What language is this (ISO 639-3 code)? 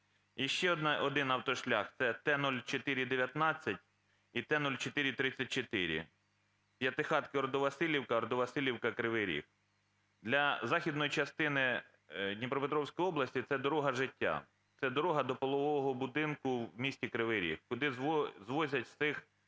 ukr